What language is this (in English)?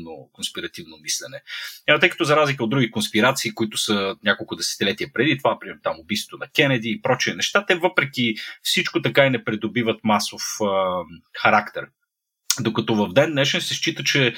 Bulgarian